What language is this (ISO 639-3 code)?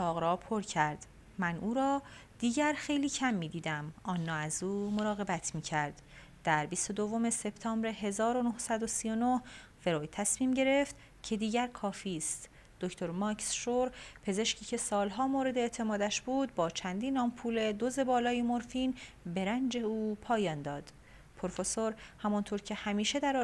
fas